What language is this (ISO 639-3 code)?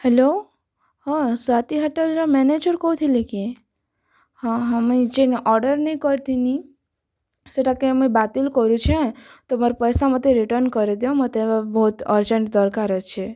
ori